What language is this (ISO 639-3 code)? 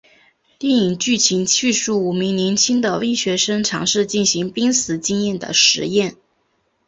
zho